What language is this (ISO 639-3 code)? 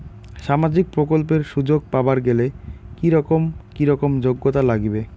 ben